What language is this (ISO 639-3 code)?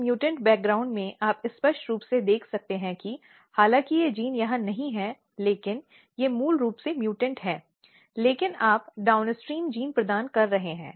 hin